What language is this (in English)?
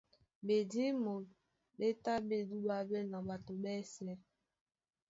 Duala